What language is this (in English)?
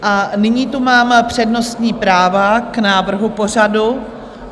Czech